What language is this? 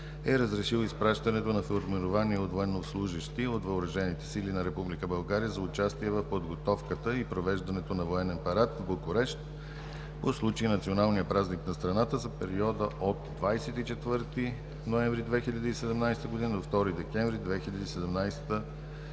Bulgarian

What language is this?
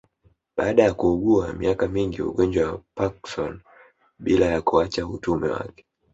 Swahili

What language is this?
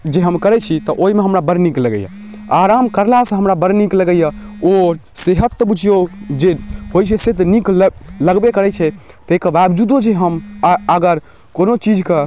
Maithili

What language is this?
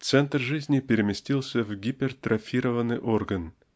Russian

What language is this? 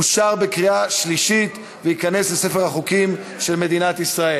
Hebrew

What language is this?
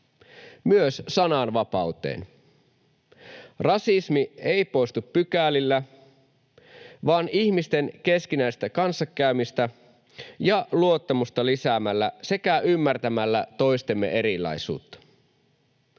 Finnish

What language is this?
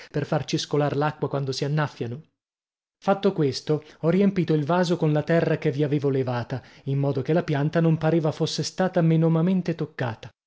Italian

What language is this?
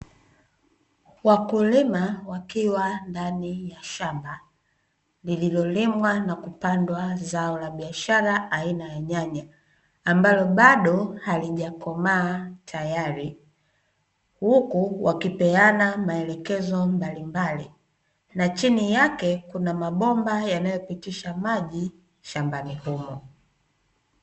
Swahili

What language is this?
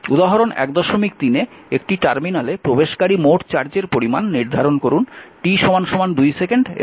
Bangla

